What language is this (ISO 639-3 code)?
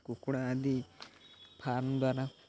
ori